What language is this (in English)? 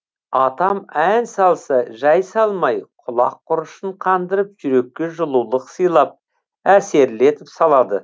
Kazakh